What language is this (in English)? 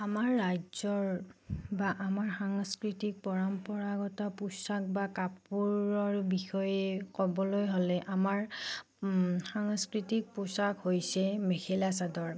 Assamese